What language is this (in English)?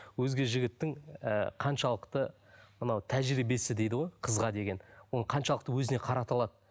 Kazakh